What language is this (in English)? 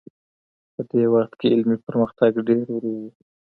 Pashto